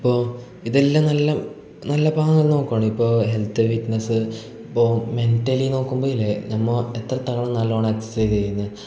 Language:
Malayalam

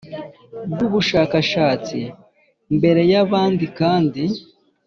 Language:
Kinyarwanda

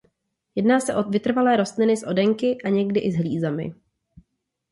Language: Czech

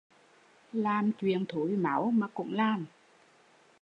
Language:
Vietnamese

